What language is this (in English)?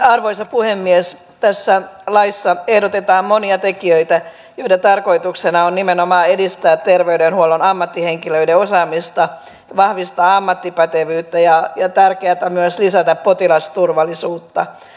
Finnish